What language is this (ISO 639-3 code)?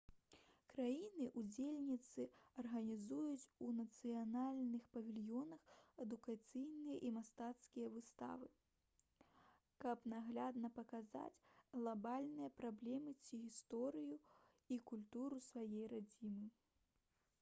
bel